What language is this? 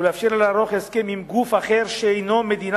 Hebrew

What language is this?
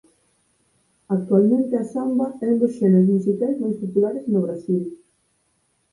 Galician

